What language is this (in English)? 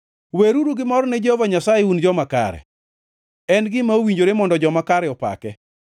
Luo (Kenya and Tanzania)